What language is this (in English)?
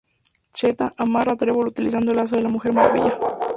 Spanish